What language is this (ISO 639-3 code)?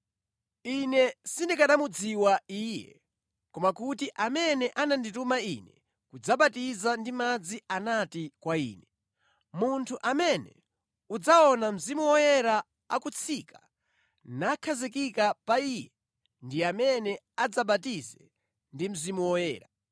nya